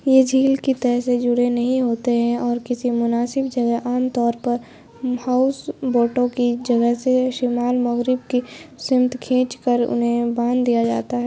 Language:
Urdu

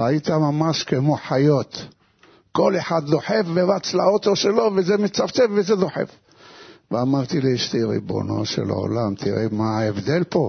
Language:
Hebrew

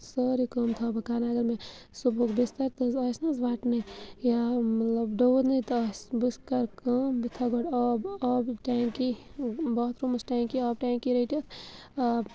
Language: Kashmiri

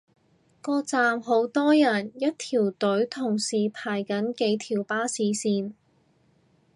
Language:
Cantonese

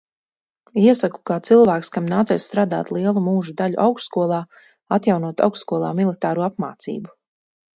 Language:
Latvian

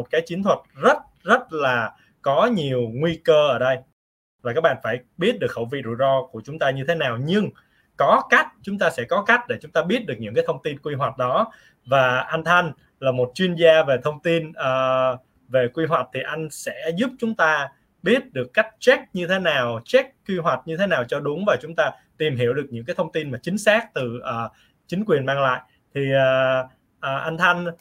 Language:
Vietnamese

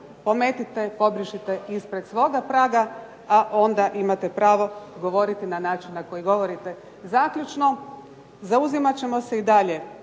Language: Croatian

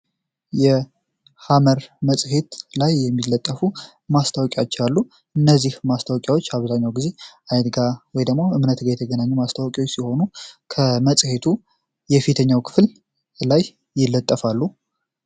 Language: Amharic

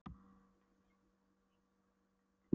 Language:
Icelandic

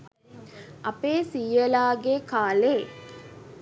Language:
Sinhala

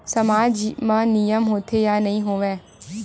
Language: Chhattisgarhi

